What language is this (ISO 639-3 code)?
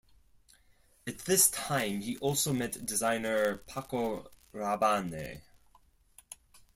eng